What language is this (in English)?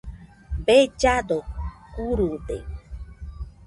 Nüpode Huitoto